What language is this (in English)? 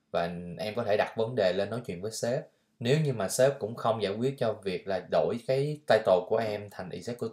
Vietnamese